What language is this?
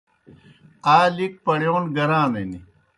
Kohistani Shina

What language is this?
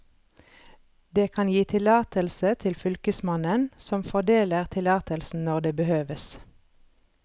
Norwegian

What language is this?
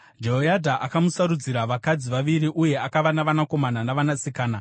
Shona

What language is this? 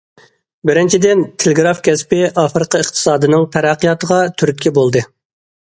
Uyghur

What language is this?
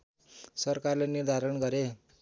Nepali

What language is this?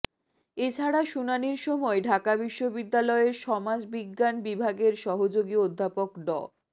Bangla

